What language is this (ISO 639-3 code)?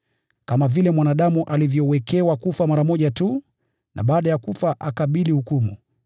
swa